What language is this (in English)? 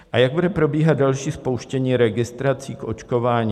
Czech